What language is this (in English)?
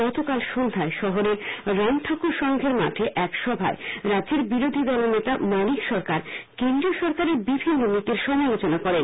Bangla